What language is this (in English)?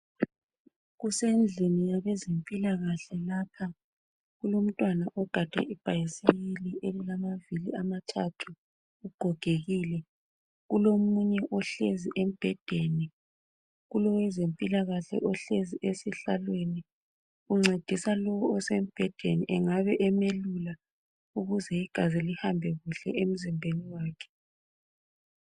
North Ndebele